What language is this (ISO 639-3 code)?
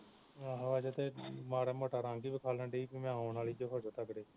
pan